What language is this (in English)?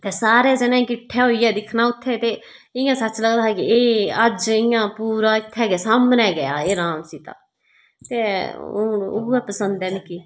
Dogri